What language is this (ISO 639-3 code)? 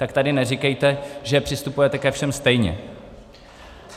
ces